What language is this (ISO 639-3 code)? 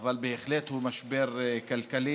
heb